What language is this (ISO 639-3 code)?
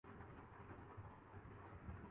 urd